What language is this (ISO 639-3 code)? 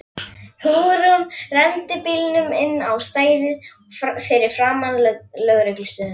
isl